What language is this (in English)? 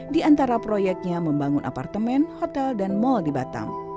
Indonesian